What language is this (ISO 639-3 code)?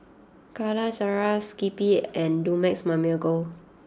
eng